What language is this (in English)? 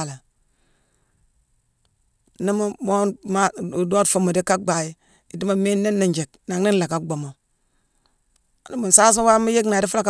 Mansoanka